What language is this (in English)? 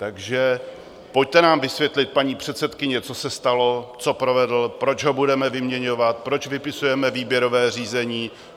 Czech